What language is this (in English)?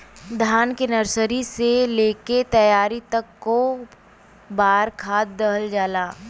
Bhojpuri